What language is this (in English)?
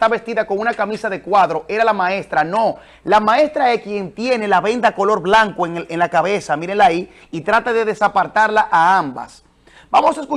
Spanish